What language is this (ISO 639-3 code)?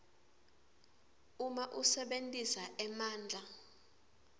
ssw